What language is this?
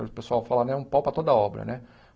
Portuguese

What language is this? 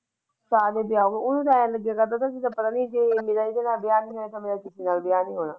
Punjabi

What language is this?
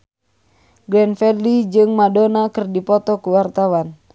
Sundanese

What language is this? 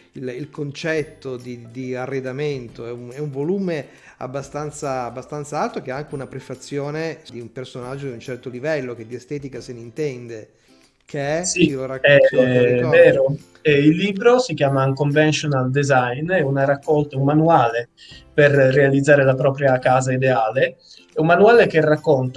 Italian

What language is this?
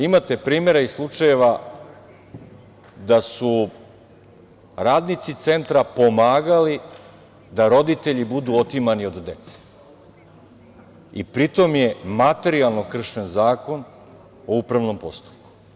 Serbian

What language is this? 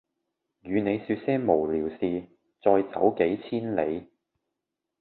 Cantonese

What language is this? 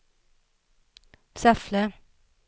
Swedish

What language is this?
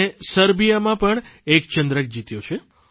Gujarati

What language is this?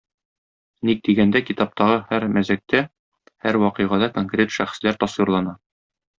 Tatar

